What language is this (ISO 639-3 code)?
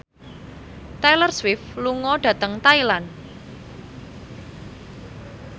jav